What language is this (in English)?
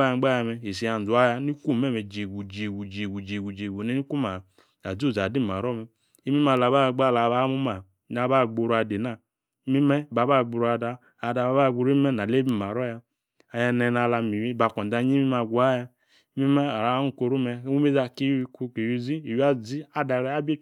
Yace